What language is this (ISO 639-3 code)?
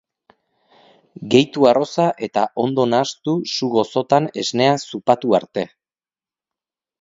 eus